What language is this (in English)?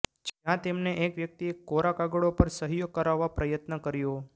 Gujarati